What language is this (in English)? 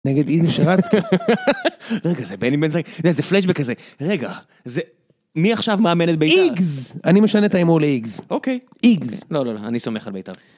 Hebrew